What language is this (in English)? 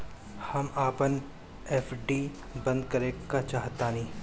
Bhojpuri